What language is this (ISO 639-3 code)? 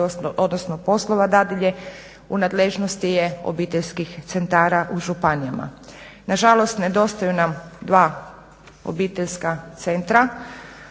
hrv